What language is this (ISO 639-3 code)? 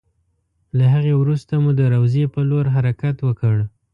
pus